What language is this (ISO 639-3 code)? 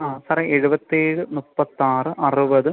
mal